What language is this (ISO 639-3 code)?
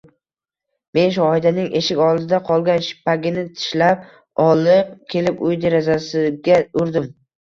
uzb